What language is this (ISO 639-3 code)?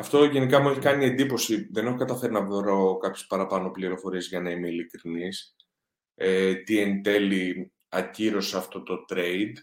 ell